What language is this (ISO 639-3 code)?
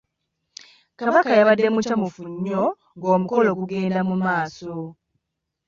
lug